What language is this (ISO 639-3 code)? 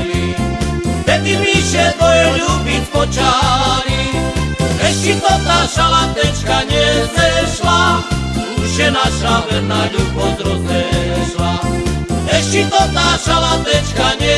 slk